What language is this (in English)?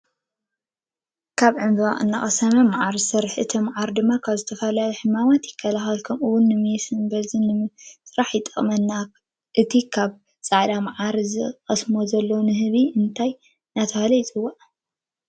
Tigrinya